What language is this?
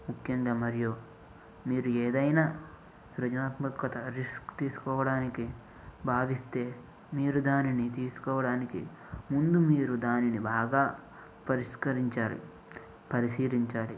Telugu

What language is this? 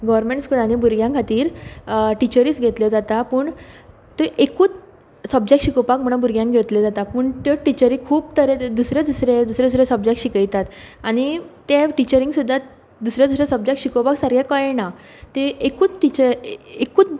Konkani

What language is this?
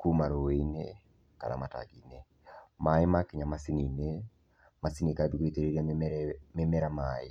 Kikuyu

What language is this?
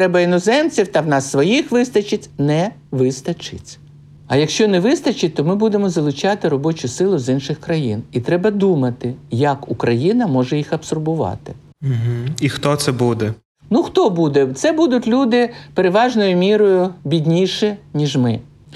Ukrainian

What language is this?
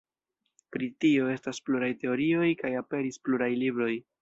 Esperanto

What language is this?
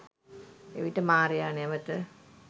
Sinhala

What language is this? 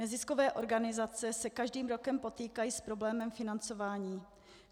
Czech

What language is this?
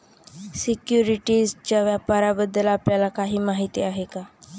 Marathi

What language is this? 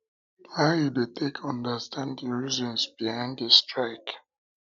Nigerian Pidgin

